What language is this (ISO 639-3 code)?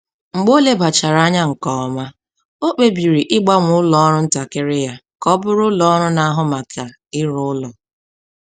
ibo